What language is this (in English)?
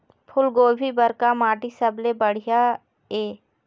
Chhattisgarhi